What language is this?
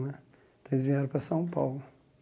Portuguese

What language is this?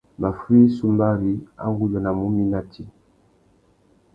Tuki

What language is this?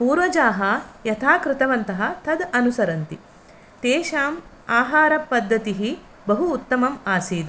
Sanskrit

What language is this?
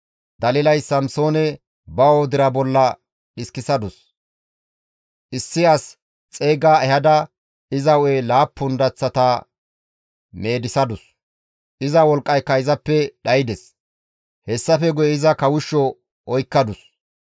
Gamo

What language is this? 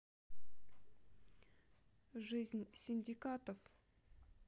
Russian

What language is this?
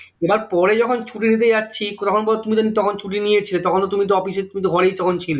Bangla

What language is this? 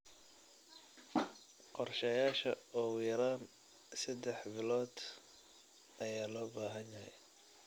Somali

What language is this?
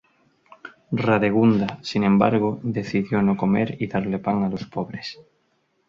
Spanish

